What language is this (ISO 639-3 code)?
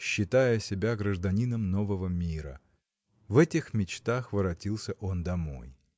rus